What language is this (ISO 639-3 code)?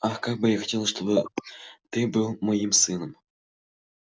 rus